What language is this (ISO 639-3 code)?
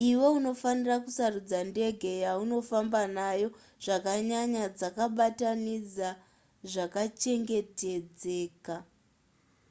sna